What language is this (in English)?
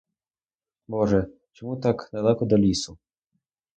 Ukrainian